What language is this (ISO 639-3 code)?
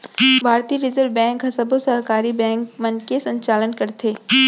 hne